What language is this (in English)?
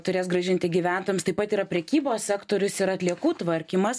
Lithuanian